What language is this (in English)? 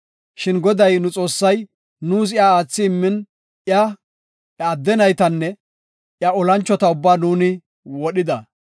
Gofa